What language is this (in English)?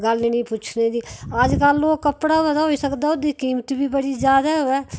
Dogri